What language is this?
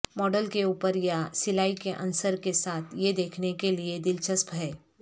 Urdu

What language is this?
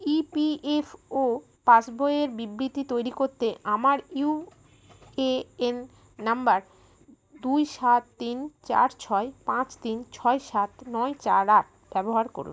Bangla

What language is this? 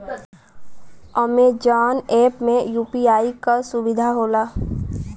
Bhojpuri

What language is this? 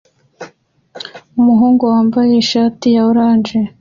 Kinyarwanda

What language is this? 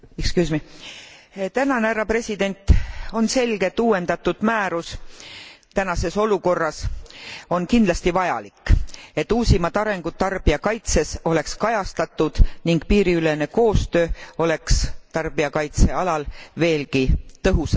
Estonian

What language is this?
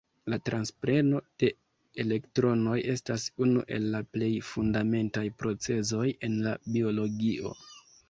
Esperanto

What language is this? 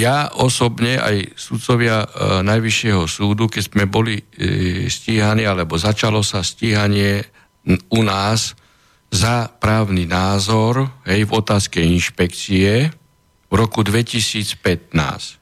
Slovak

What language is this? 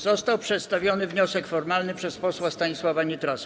Polish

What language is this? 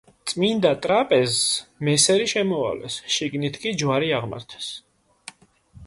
Georgian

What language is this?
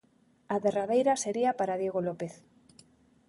Galician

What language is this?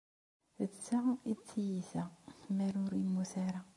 Kabyle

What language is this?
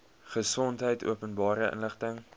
Afrikaans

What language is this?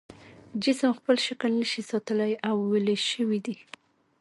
Pashto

